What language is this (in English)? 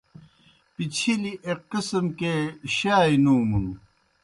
Kohistani Shina